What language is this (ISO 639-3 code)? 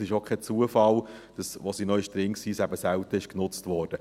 gsw